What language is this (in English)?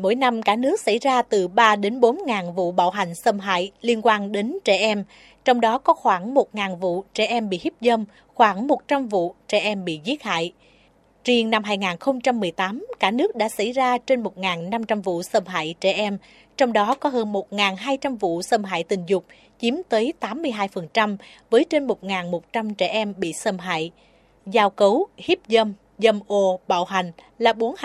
Vietnamese